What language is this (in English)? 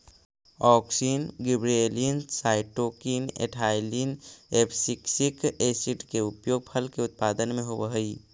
Magahi